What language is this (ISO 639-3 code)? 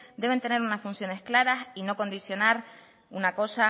spa